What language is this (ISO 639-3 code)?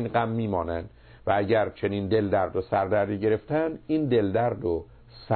fas